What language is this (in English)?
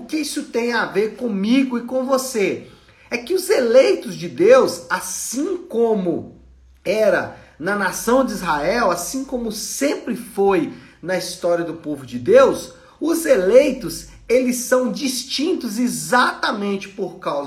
Portuguese